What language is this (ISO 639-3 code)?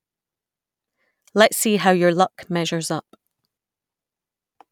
eng